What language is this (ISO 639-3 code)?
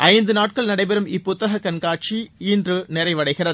tam